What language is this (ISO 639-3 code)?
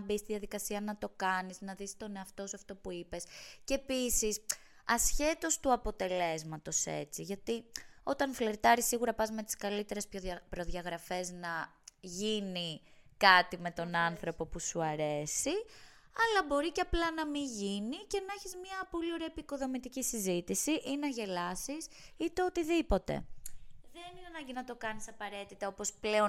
ell